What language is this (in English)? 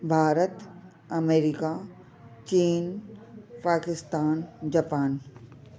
Sindhi